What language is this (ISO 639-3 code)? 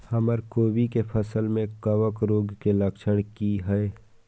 mai